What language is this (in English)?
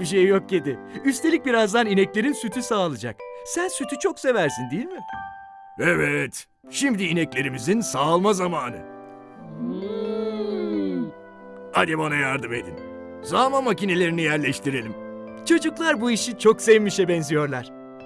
Turkish